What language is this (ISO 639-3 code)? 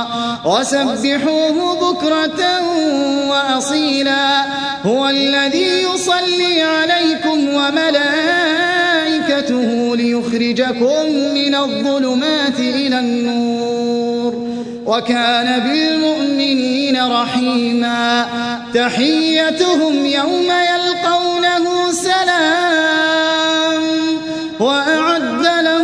ara